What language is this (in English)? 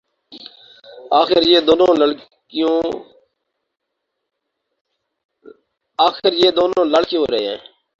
Urdu